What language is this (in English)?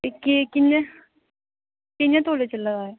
Dogri